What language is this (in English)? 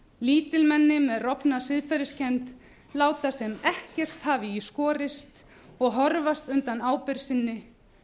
Icelandic